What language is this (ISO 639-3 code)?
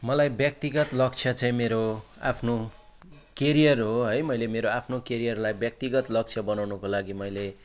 nep